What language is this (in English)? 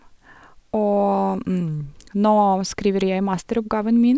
Norwegian